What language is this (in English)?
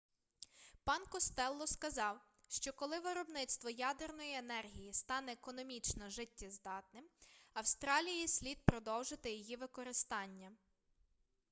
Ukrainian